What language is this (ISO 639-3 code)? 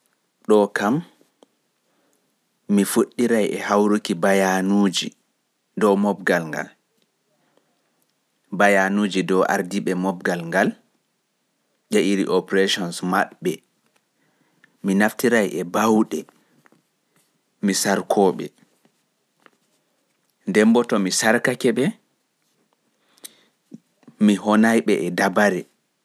ful